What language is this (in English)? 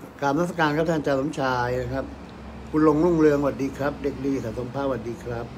Thai